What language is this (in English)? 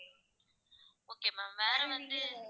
Tamil